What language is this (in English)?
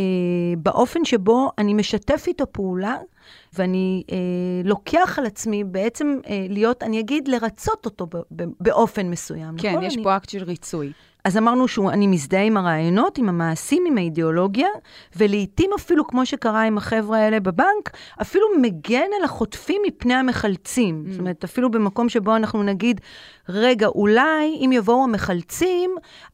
Hebrew